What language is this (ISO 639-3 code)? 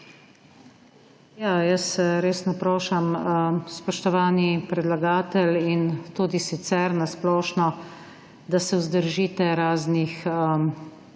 slv